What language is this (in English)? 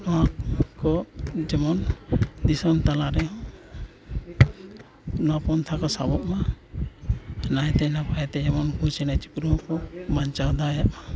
Santali